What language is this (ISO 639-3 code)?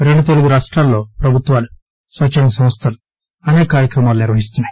tel